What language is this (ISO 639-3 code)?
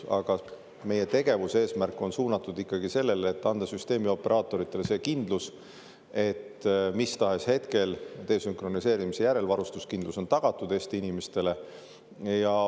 est